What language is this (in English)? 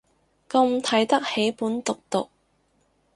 Cantonese